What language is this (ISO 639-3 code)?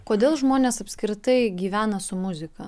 lit